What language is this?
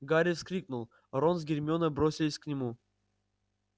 Russian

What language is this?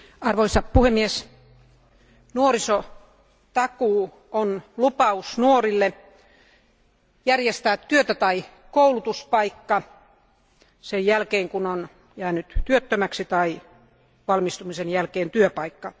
Finnish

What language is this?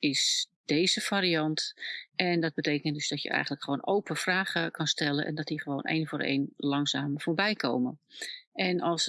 Dutch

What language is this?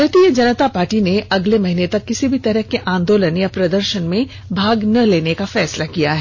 Hindi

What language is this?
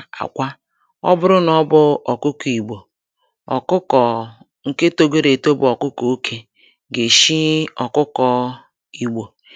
Igbo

